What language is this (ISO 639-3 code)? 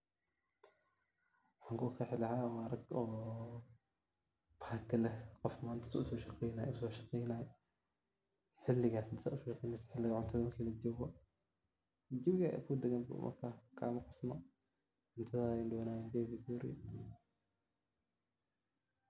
som